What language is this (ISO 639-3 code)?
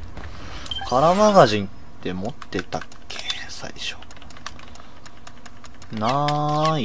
jpn